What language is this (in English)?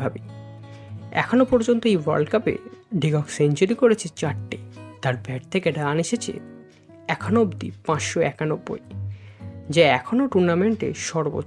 Bangla